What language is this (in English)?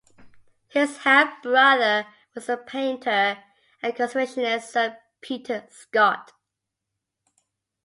English